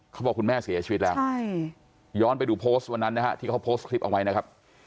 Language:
Thai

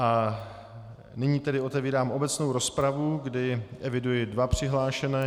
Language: Czech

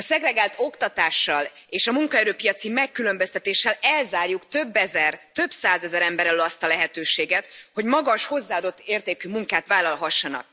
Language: Hungarian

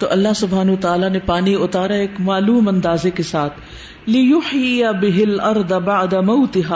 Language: Urdu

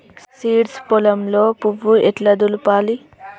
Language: Telugu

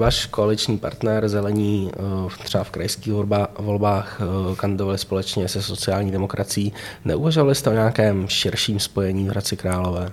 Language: Czech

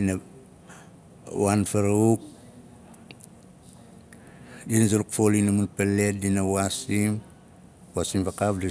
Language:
Nalik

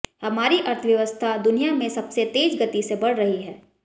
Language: Hindi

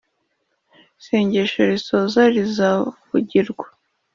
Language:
Kinyarwanda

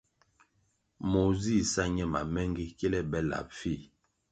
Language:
Kwasio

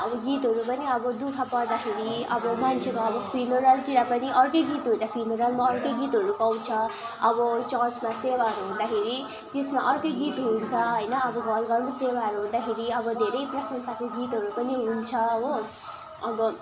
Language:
Nepali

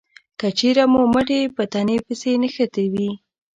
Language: Pashto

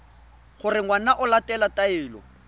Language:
Tswana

